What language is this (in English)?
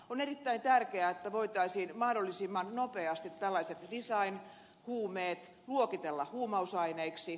Finnish